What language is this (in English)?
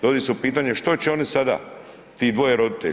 Croatian